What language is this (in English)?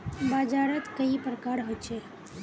Magahi